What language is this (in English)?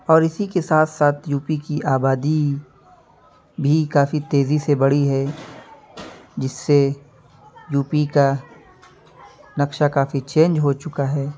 Urdu